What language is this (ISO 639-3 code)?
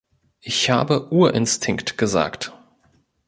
deu